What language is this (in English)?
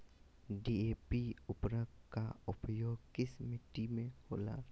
Magahi